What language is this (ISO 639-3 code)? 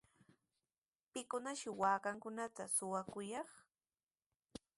qws